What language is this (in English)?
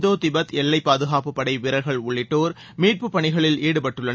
Tamil